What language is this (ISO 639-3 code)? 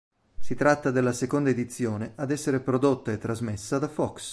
ita